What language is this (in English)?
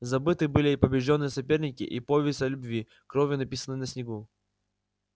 Russian